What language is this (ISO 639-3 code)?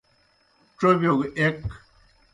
plk